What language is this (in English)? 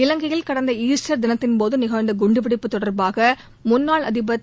Tamil